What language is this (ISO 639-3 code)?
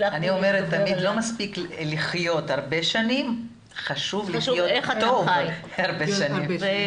heb